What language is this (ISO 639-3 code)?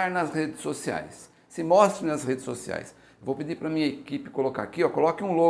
por